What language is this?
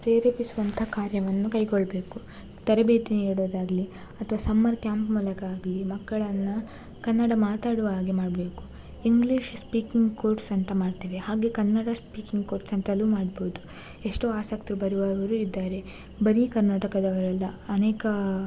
Kannada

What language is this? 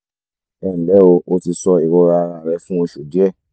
Yoruba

